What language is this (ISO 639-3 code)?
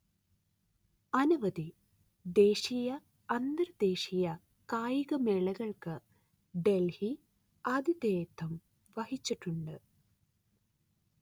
mal